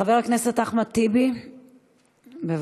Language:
Hebrew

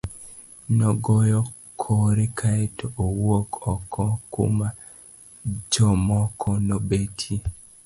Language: Luo (Kenya and Tanzania)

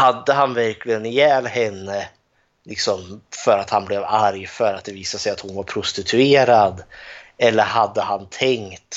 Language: Swedish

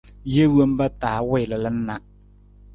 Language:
Nawdm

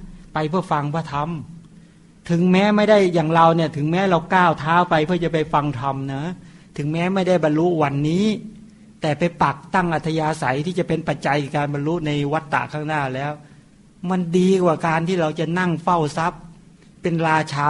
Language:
Thai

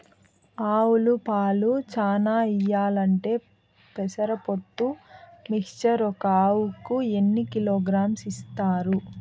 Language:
Telugu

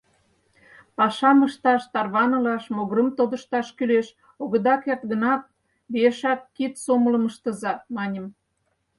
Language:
Mari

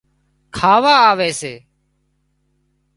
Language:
Wadiyara Koli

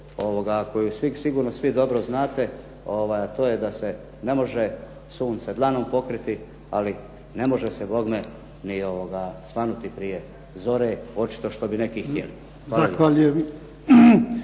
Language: Croatian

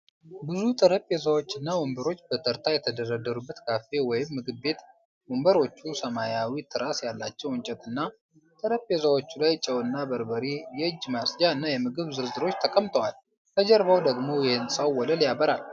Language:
Amharic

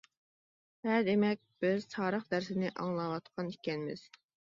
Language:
Uyghur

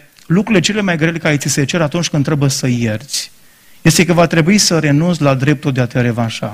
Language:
Romanian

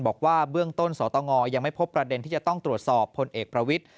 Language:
Thai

